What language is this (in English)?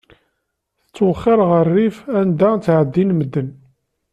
Kabyle